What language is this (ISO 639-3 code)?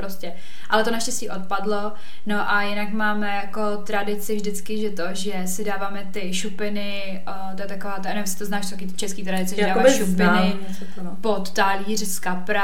ces